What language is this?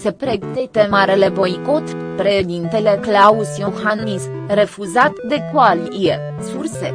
Romanian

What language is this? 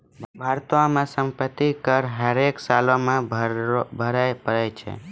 Maithili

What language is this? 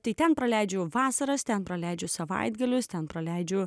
Lithuanian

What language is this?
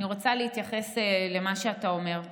Hebrew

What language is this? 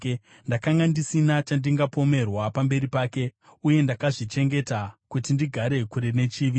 Shona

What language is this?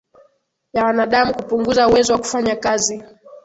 Swahili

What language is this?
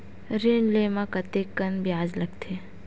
Chhattisgarhi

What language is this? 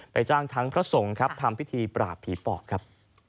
Thai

